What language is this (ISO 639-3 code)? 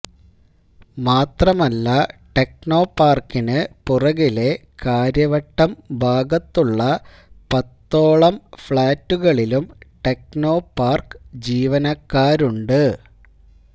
mal